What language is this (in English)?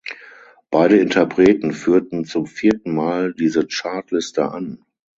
German